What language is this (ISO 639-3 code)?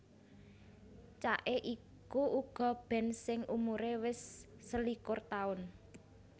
jav